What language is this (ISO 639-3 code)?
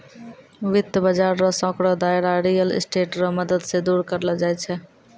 mai